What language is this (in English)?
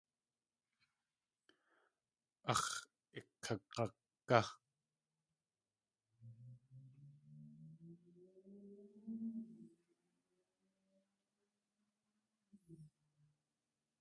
Tlingit